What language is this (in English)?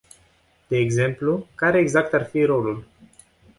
Romanian